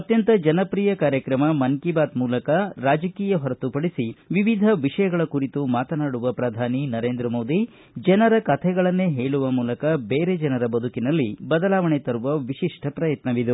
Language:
Kannada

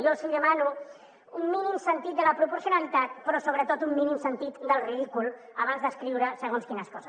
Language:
Catalan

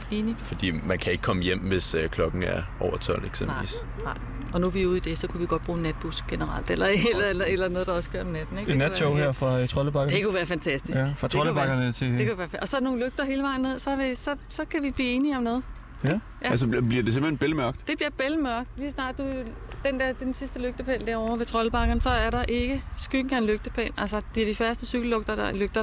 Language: Danish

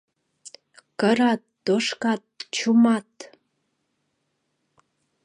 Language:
Mari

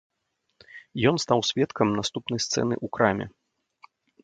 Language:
Belarusian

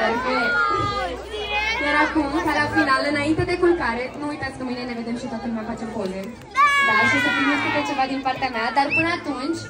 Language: Romanian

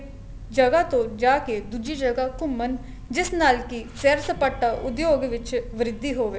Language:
Punjabi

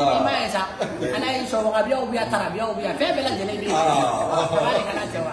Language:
Indonesian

